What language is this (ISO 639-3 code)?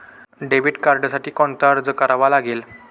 mar